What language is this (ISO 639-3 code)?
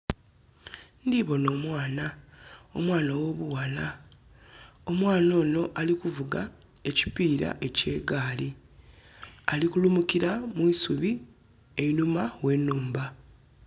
xog